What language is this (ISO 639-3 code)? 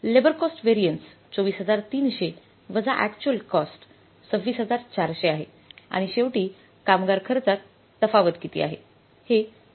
mar